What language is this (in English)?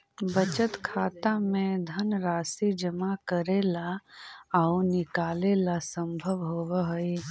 Magahi